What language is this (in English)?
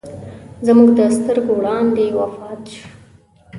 Pashto